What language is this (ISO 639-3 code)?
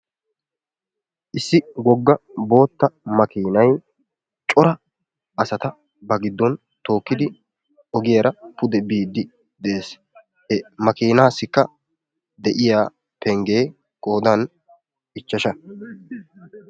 wal